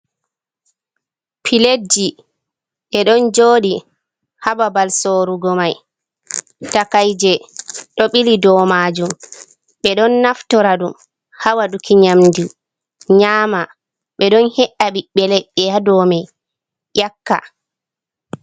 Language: Fula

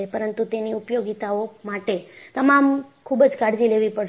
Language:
Gujarati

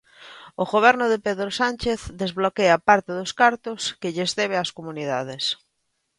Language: Galician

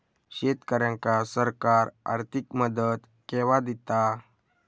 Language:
Marathi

